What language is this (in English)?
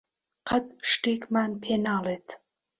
Central Kurdish